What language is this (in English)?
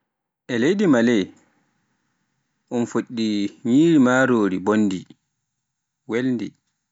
Pular